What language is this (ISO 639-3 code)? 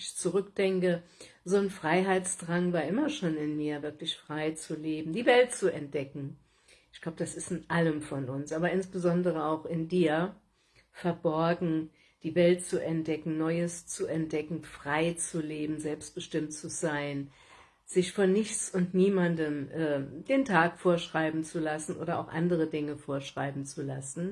deu